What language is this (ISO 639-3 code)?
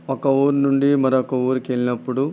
tel